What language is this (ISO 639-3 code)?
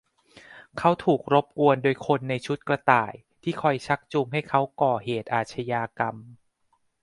tha